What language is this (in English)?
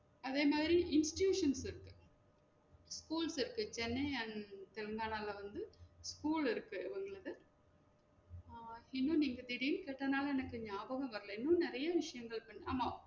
Tamil